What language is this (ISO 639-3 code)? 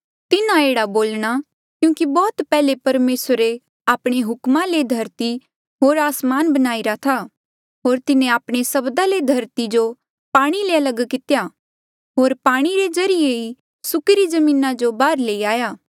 mjl